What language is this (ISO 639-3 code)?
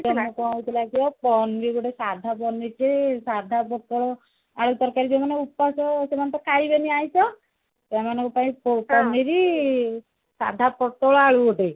ori